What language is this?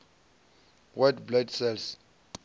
Venda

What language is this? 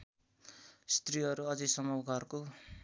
Nepali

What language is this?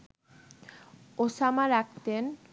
Bangla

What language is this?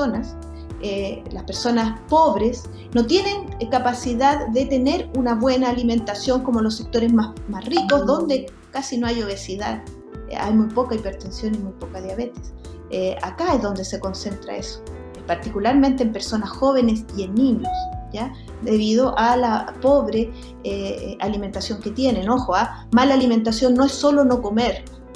Spanish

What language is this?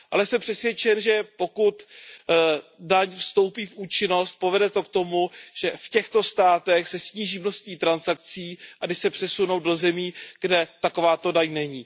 Czech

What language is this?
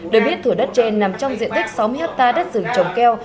Vietnamese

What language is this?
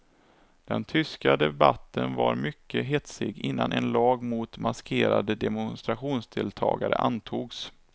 Swedish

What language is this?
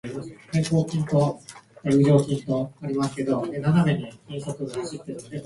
Japanese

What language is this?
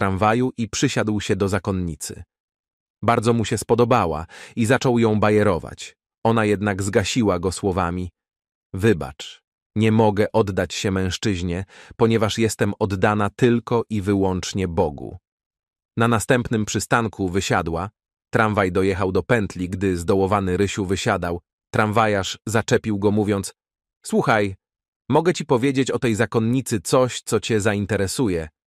Polish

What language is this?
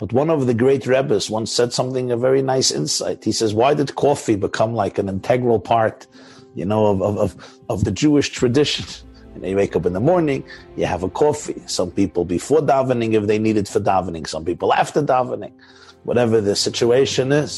English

